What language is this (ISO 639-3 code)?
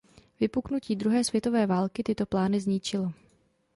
ces